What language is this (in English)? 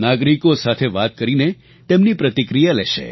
Gujarati